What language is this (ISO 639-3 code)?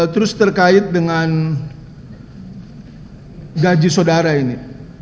ind